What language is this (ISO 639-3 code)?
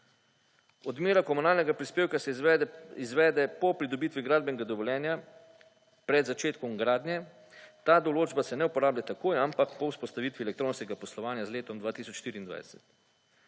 slv